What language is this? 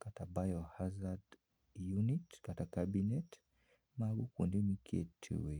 Luo (Kenya and Tanzania)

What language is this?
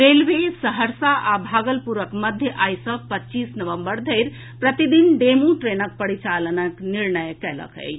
Maithili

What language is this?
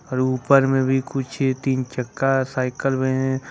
Hindi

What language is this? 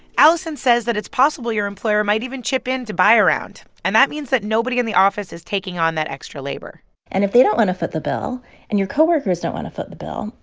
English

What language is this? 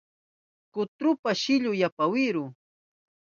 Southern Pastaza Quechua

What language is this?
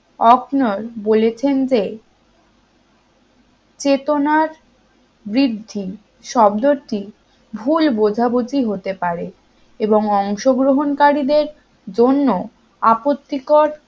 Bangla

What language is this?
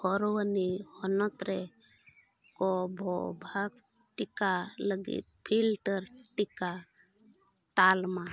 Santali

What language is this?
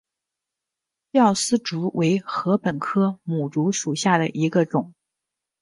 Chinese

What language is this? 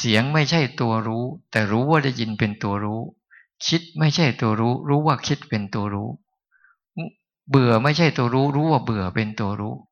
Thai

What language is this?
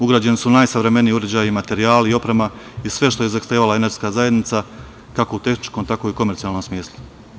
Serbian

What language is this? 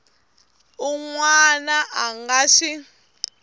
Tsonga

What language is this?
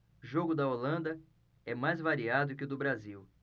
Portuguese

